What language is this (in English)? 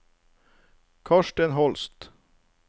Norwegian